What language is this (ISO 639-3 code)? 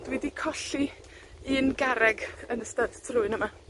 cym